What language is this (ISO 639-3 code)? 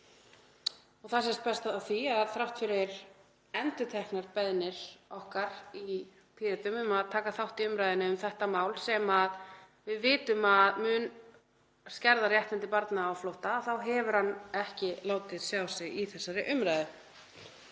isl